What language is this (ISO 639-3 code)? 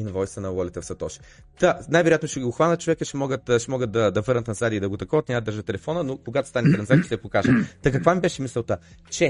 bul